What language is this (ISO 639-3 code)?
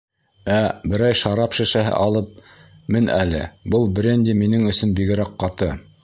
bak